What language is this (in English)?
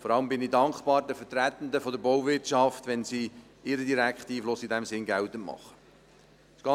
Swiss German